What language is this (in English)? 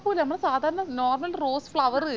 Malayalam